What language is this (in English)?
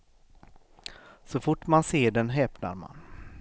Swedish